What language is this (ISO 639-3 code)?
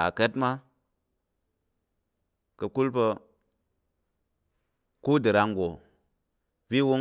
yer